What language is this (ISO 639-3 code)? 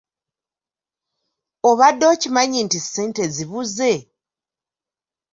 lug